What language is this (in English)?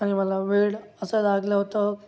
Marathi